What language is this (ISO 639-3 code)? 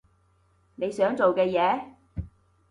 yue